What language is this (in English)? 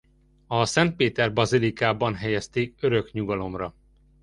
Hungarian